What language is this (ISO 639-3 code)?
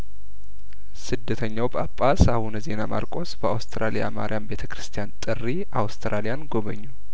amh